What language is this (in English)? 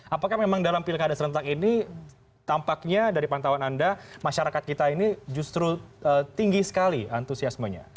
Indonesian